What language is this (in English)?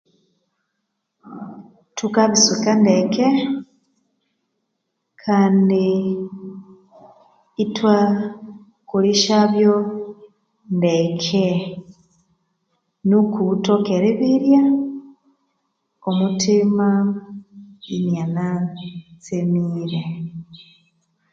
Konzo